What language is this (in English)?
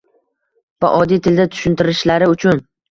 Uzbek